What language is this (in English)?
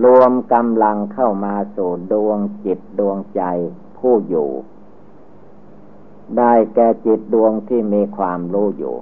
Thai